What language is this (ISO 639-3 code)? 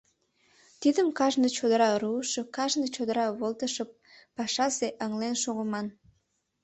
chm